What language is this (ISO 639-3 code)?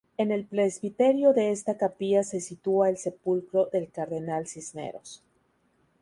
spa